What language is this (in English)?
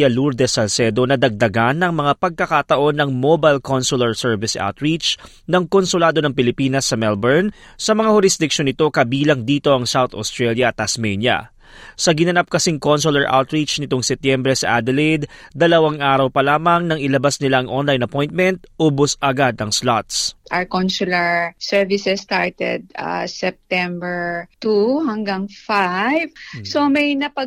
Filipino